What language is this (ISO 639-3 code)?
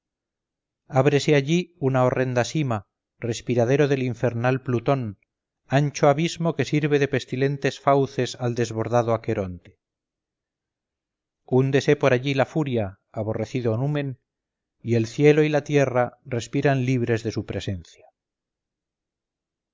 spa